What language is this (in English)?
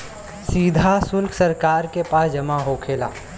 Bhojpuri